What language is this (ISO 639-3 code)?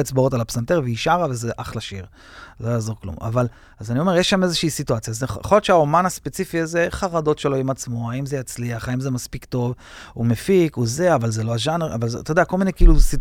heb